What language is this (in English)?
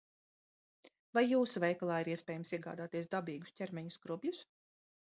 Latvian